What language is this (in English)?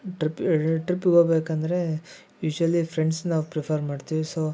Kannada